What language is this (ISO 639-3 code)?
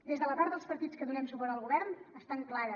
cat